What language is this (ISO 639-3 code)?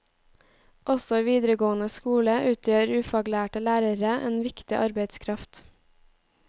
nor